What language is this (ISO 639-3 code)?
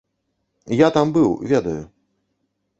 bel